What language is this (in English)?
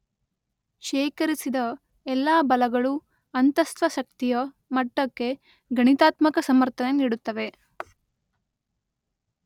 Kannada